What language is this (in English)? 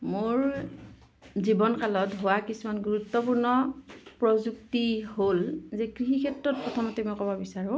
Assamese